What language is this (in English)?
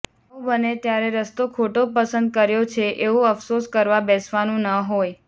Gujarati